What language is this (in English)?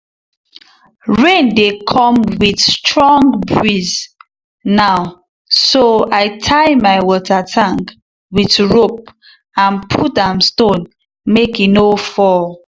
Nigerian Pidgin